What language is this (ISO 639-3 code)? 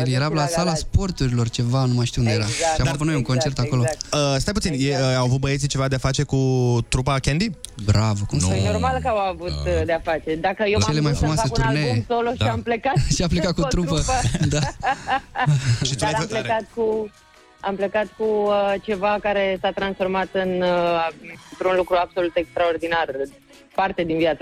ron